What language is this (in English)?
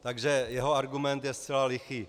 Czech